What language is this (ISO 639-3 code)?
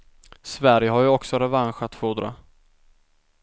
swe